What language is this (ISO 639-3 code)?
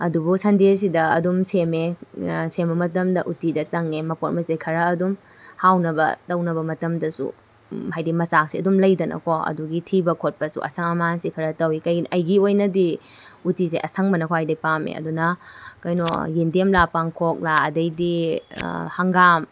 mni